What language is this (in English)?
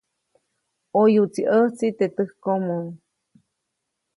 Copainalá Zoque